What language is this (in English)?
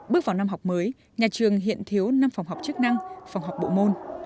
Vietnamese